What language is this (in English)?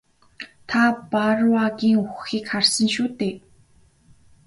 Mongolian